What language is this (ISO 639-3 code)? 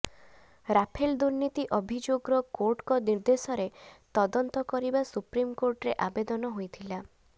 ori